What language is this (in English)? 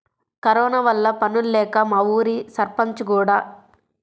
Telugu